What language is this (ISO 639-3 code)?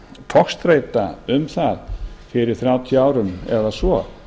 isl